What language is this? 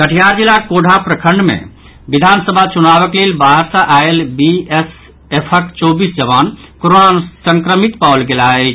Maithili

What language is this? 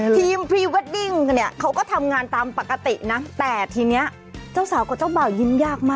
Thai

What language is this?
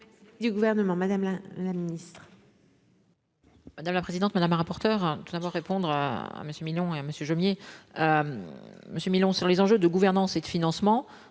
French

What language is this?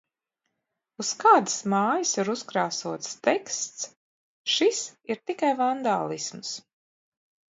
Latvian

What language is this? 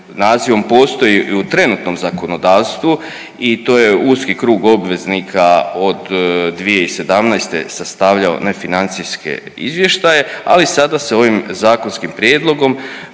Croatian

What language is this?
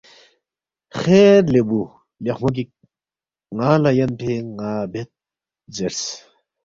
Balti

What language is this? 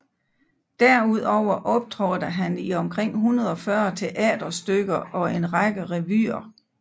Danish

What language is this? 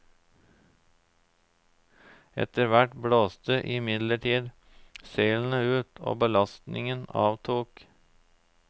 Norwegian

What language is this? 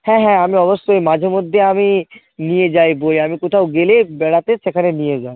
Bangla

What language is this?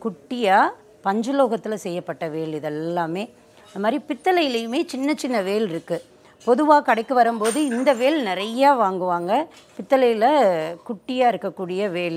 Arabic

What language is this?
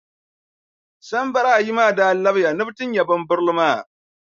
Dagbani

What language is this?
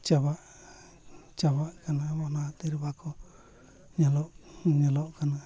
Santali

